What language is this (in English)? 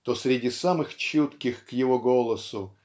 Russian